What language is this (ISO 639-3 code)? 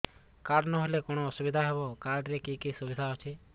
ori